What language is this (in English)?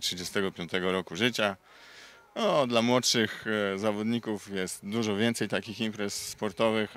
Polish